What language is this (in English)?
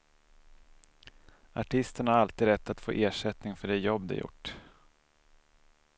Swedish